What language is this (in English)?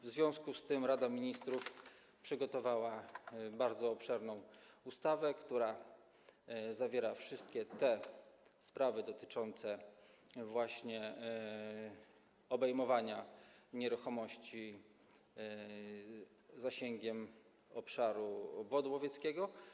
Polish